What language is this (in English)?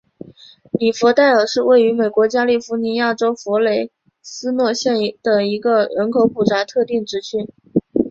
Chinese